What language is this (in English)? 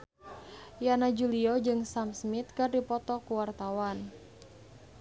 Sundanese